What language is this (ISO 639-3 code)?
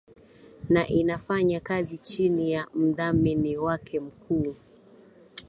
swa